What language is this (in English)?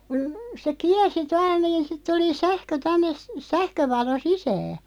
Finnish